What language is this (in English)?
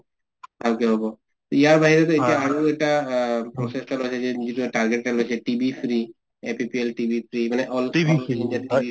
Assamese